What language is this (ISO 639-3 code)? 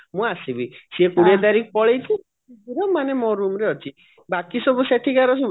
ori